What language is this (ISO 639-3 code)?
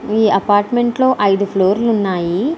tel